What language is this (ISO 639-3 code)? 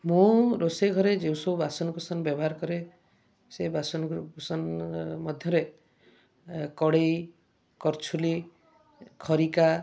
ori